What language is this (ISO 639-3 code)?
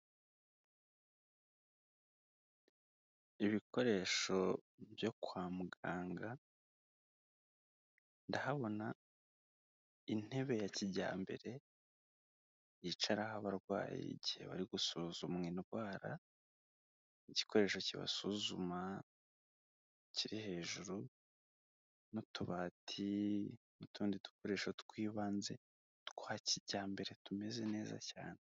kin